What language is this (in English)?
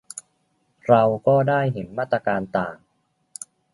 Thai